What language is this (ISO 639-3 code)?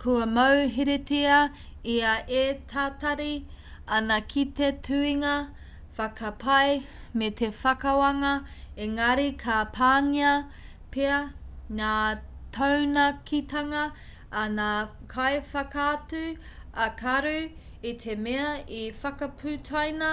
mri